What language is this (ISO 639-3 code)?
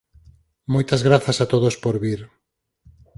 glg